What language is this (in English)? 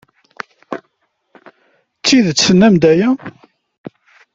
Kabyle